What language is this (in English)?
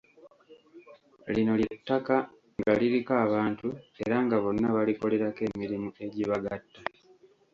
Ganda